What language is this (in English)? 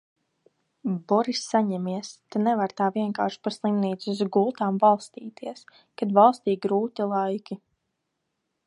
Latvian